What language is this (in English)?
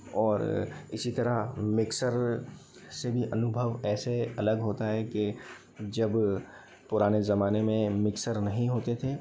Hindi